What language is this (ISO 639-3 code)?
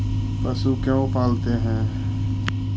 mag